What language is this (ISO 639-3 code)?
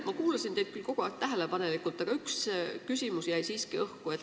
est